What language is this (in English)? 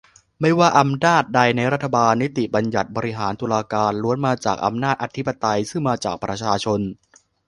Thai